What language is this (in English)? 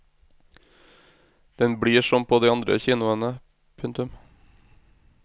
Norwegian